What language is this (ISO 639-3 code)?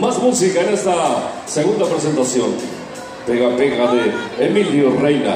spa